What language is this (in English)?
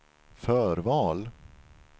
Swedish